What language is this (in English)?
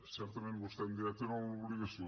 Catalan